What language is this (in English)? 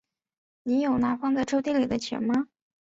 Chinese